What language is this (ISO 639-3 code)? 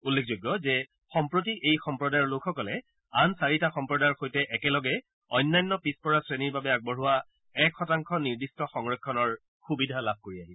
asm